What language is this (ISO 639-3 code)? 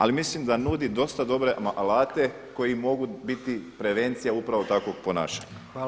hrv